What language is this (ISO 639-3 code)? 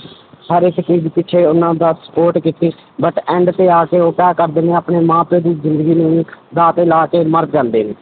pan